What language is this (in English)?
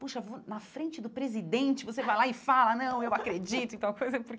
Portuguese